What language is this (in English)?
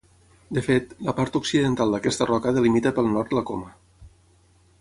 Catalan